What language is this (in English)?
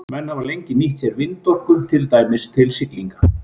Icelandic